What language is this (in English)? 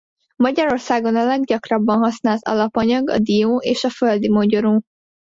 Hungarian